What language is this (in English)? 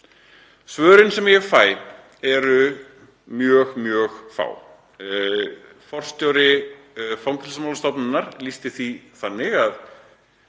Icelandic